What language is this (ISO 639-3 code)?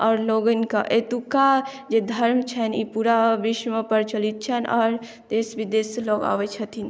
mai